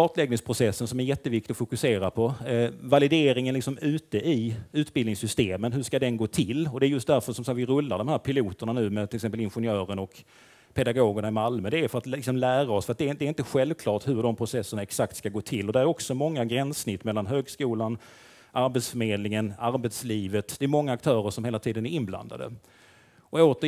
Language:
Swedish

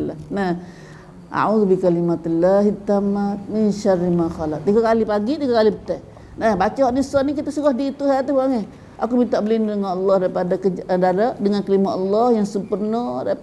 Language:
Malay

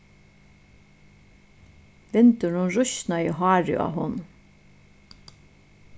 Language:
Faroese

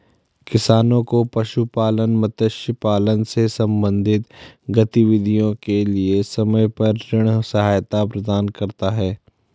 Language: Hindi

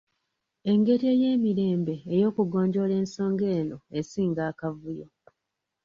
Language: Ganda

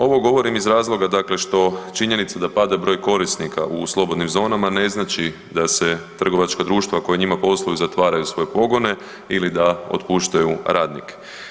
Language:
Croatian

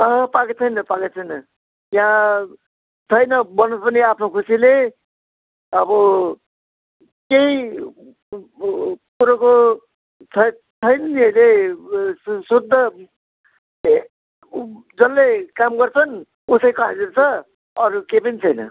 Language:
Nepali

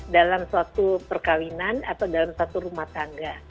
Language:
Indonesian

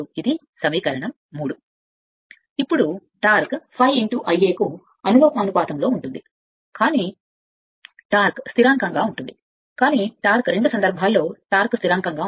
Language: Telugu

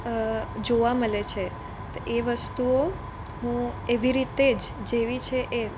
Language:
Gujarati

